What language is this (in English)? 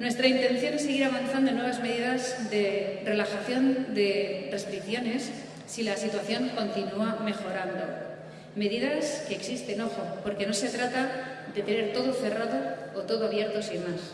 Spanish